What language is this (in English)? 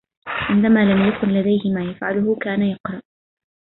Arabic